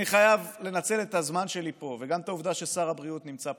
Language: Hebrew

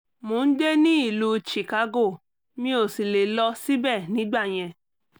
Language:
Yoruba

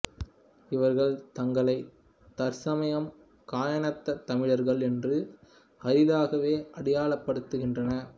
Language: Tamil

